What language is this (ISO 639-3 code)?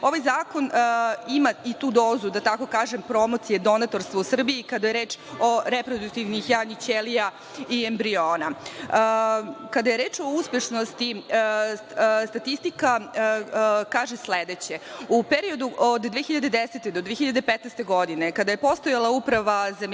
srp